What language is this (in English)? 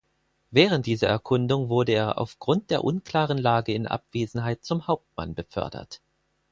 German